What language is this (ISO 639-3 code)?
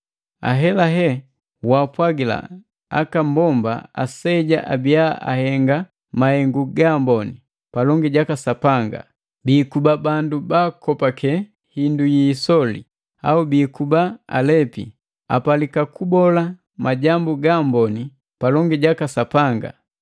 mgv